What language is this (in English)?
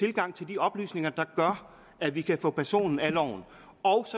Danish